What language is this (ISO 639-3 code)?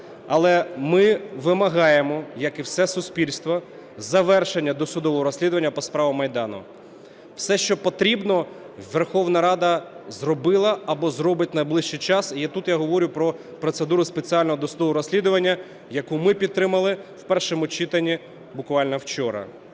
ukr